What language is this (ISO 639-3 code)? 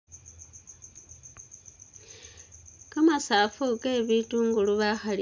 myx